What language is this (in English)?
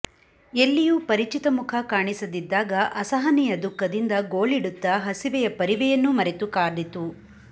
Kannada